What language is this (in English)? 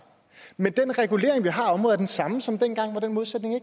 Danish